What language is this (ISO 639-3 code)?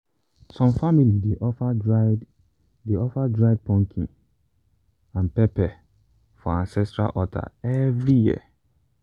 pcm